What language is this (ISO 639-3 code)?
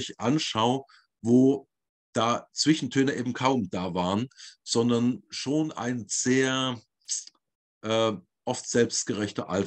deu